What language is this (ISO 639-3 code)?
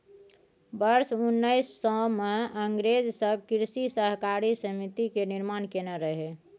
mai